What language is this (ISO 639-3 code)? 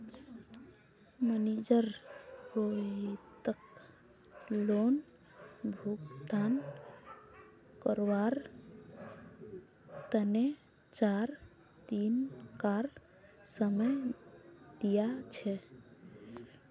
mag